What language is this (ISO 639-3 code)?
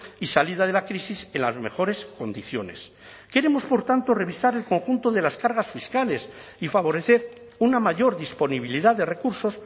spa